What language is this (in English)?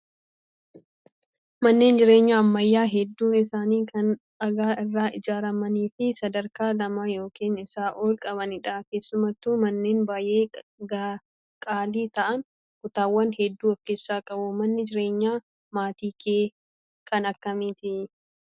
Oromo